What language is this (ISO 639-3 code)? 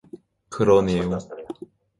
kor